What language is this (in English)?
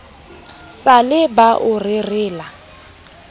Southern Sotho